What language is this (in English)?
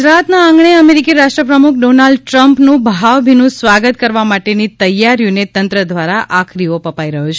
Gujarati